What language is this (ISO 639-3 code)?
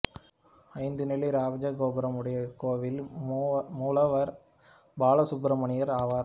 tam